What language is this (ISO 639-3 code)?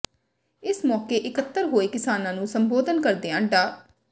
pan